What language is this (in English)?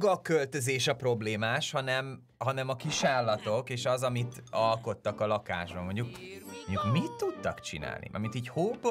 Hungarian